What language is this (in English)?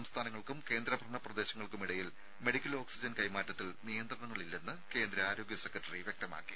Malayalam